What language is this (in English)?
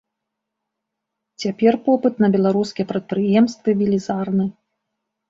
Belarusian